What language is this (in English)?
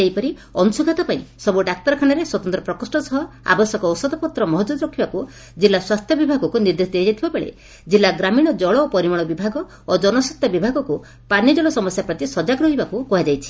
Odia